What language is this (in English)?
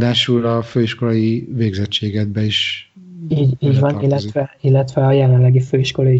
Hungarian